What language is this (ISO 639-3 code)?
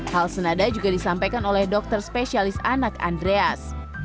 ind